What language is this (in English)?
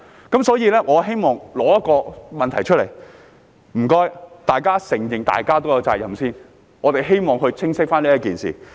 Cantonese